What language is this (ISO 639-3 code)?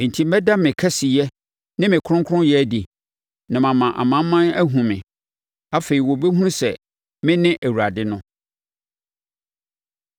aka